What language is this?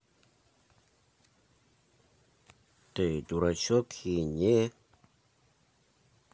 Russian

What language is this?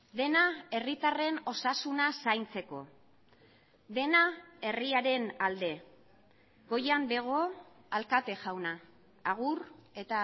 Basque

